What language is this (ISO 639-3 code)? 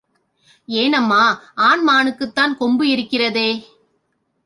tam